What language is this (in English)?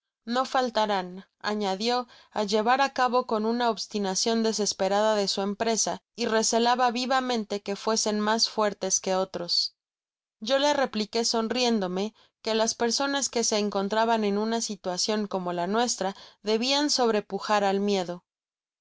Spanish